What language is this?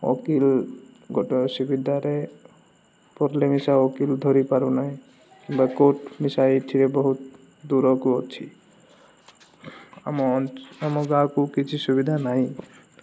Odia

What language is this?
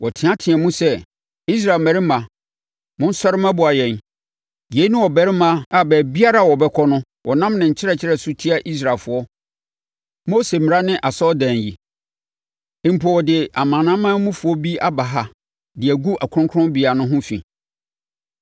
Akan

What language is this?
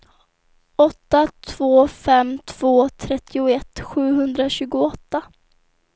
Swedish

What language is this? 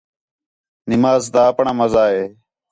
Khetrani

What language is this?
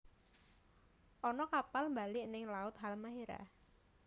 Javanese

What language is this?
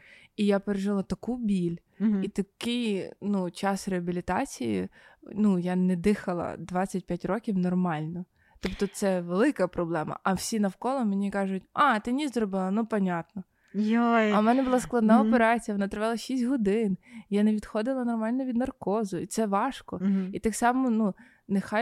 Ukrainian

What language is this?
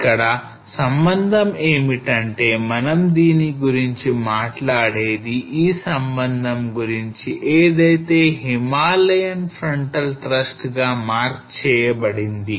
Telugu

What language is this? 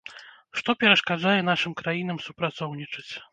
Belarusian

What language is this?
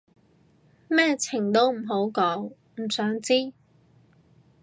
Cantonese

